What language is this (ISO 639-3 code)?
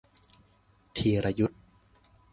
tha